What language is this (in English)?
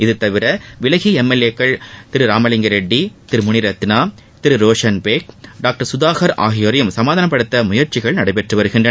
Tamil